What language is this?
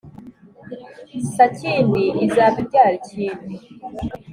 Kinyarwanda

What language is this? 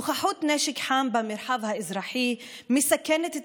Hebrew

